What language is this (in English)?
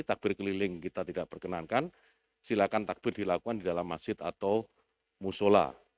Indonesian